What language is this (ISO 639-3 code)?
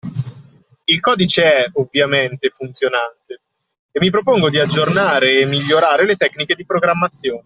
ita